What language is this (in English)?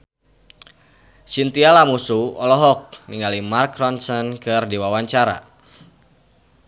Sundanese